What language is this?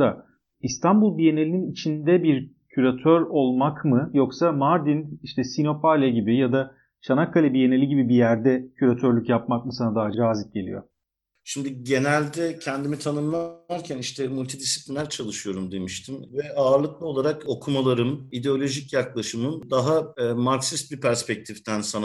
Turkish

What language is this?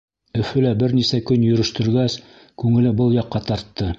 Bashkir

